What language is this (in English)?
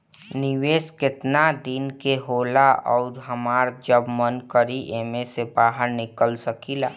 Bhojpuri